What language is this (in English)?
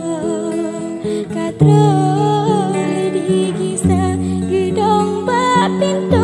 Spanish